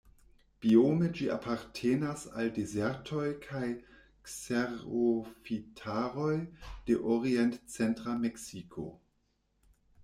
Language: Esperanto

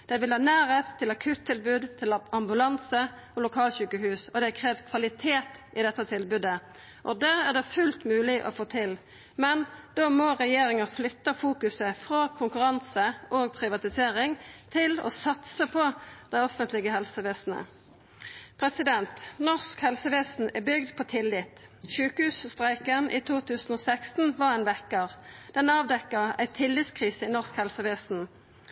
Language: Norwegian Nynorsk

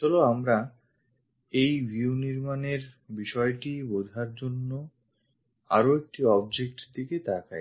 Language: Bangla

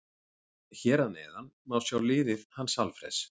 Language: Icelandic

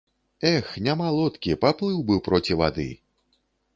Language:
Belarusian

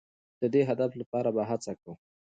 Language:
Pashto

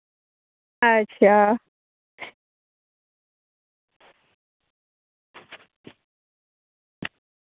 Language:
Dogri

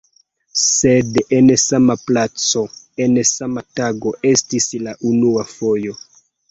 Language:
Esperanto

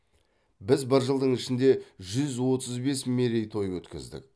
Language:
Kazakh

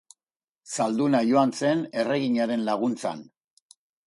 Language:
Basque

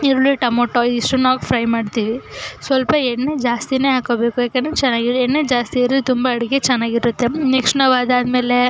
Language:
Kannada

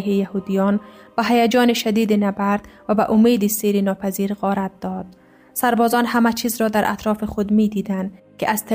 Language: Persian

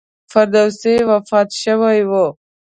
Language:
Pashto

